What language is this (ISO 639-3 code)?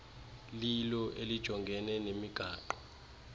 xho